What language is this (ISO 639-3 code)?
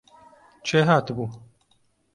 ckb